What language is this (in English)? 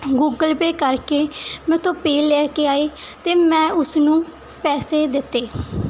Punjabi